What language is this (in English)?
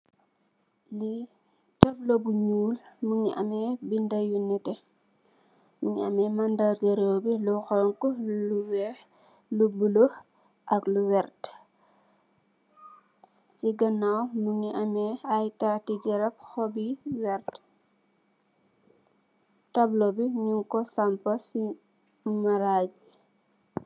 Wolof